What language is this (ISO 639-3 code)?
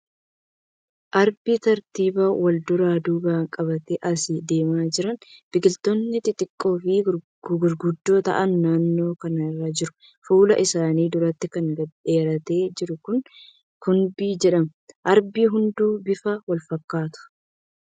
orm